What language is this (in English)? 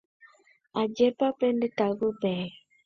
Guarani